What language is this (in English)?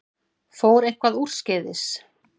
Icelandic